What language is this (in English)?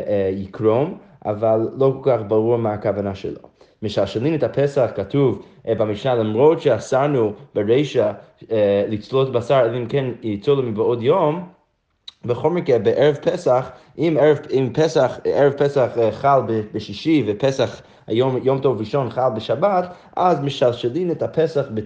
Hebrew